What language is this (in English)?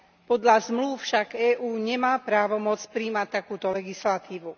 Slovak